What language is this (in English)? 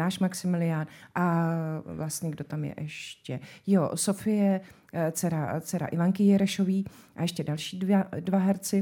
Czech